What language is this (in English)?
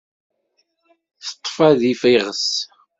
Kabyle